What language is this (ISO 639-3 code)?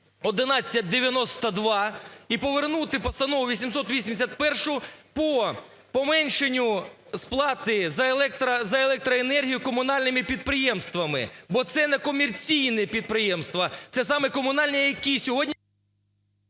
ukr